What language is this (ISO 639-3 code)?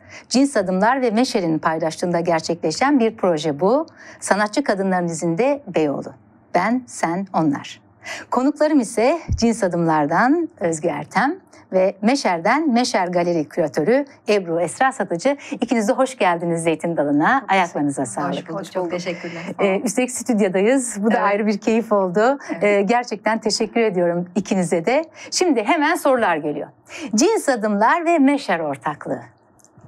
tur